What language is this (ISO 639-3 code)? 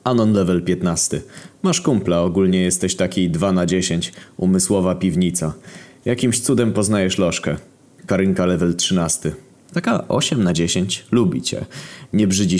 pol